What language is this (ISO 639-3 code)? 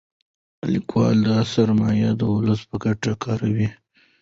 pus